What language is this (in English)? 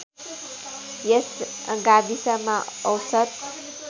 Nepali